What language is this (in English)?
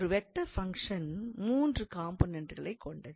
Tamil